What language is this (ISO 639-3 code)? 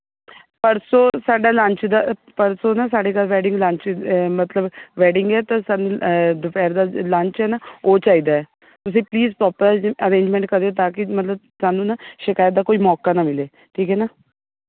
pan